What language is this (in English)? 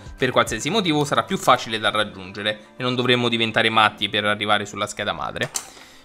Italian